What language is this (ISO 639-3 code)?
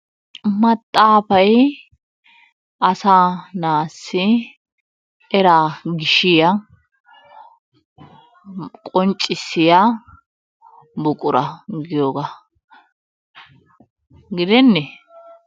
wal